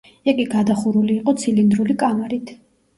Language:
Georgian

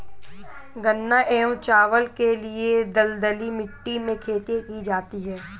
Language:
Hindi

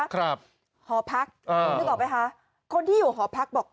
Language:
Thai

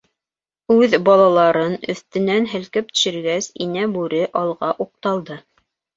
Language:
Bashkir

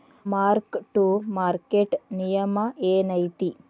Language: Kannada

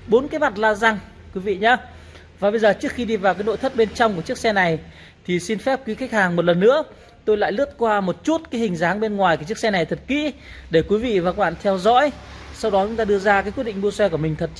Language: Vietnamese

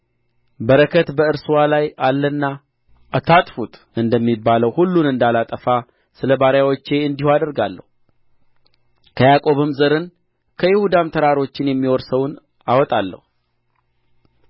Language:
Amharic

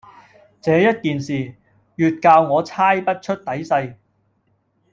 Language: Cantonese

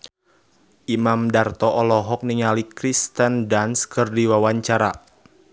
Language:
Sundanese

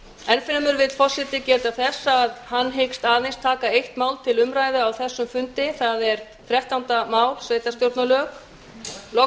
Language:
Icelandic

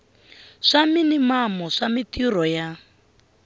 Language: Tsonga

